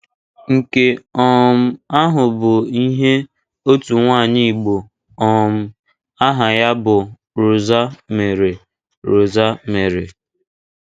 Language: Igbo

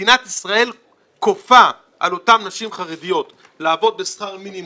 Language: Hebrew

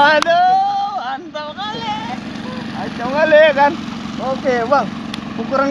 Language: Indonesian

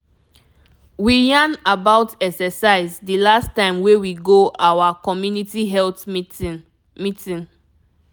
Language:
Nigerian Pidgin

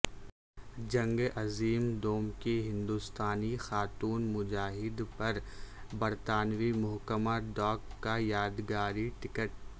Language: Urdu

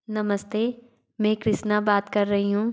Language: Hindi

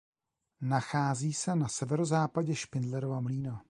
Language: Czech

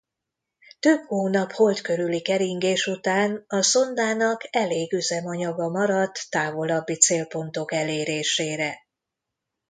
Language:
Hungarian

